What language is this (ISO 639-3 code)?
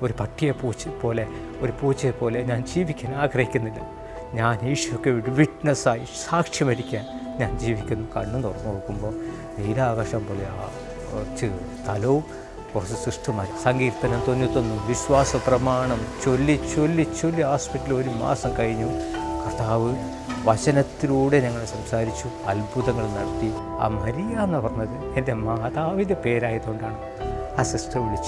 tur